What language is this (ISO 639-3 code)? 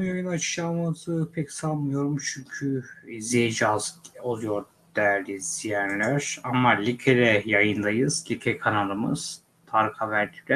tur